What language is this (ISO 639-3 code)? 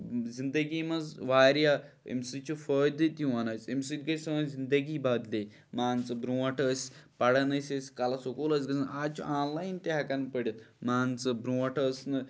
kas